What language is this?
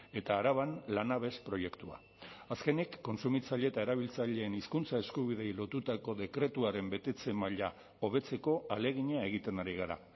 Basque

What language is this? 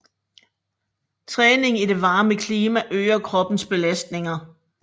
Danish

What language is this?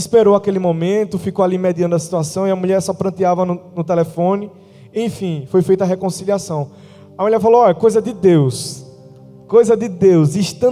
Portuguese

